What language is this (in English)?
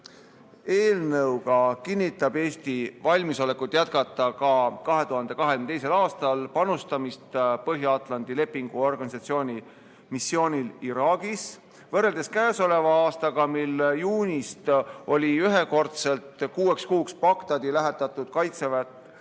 Estonian